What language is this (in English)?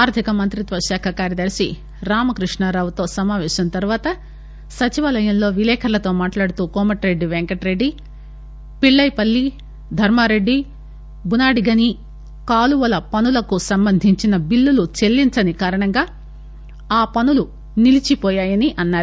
Telugu